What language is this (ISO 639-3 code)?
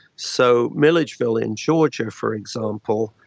eng